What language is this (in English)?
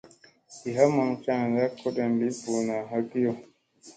Musey